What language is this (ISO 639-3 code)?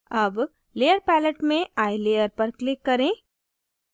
hin